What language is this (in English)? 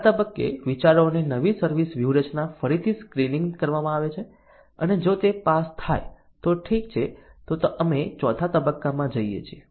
Gujarati